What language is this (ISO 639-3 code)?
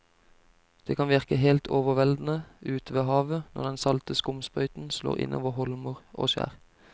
nor